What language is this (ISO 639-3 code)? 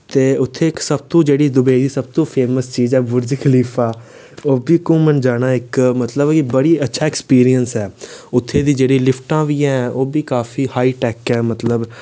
doi